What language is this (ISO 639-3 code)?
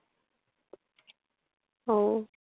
ben